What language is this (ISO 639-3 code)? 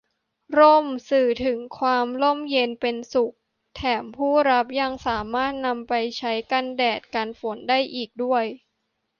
tha